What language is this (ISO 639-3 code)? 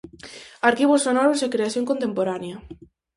glg